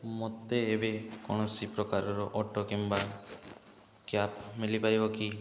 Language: Odia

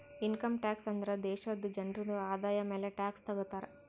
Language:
Kannada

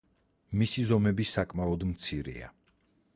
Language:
Georgian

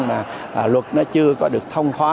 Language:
Vietnamese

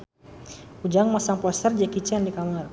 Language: Sundanese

